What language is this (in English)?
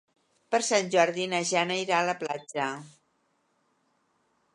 Catalan